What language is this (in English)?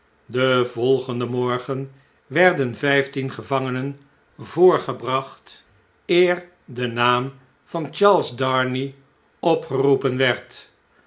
Dutch